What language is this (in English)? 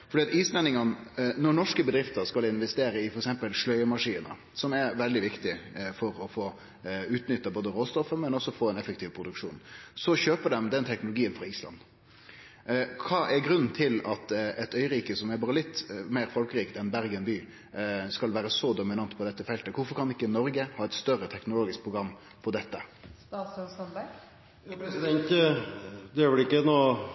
Norwegian